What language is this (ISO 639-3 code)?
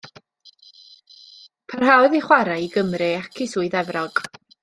cym